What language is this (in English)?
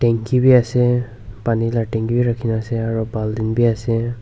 Naga Pidgin